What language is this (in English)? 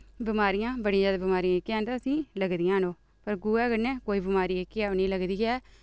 Dogri